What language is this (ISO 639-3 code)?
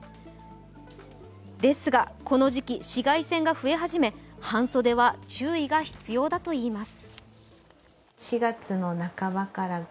jpn